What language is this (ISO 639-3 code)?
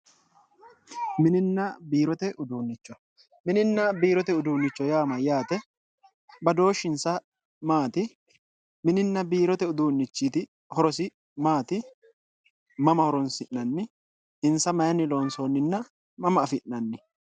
sid